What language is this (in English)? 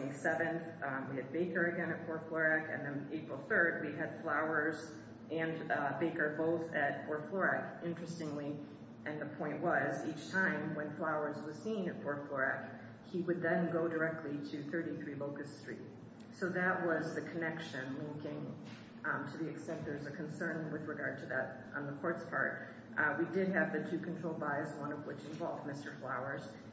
English